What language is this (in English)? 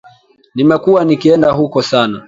Swahili